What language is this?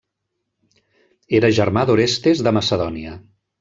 Catalan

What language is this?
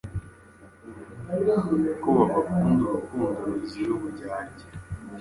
Kinyarwanda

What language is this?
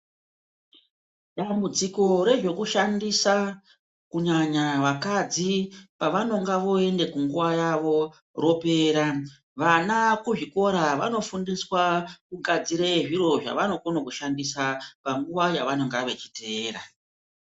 Ndau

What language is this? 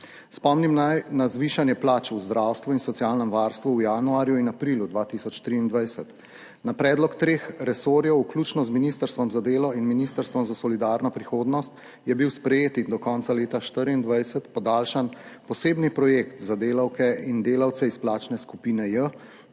Slovenian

